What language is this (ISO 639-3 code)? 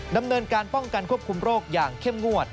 tha